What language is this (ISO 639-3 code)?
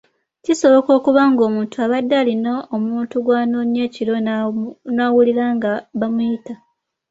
lug